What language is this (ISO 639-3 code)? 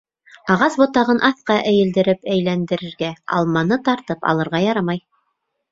bak